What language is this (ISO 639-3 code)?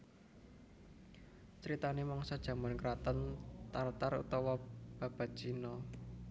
jav